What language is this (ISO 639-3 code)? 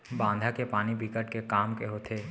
hne